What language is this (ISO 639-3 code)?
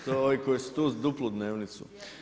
hrv